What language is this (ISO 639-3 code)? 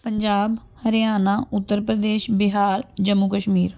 pan